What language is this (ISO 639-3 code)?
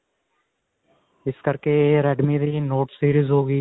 pan